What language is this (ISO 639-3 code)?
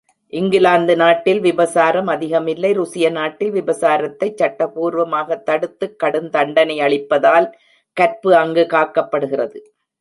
tam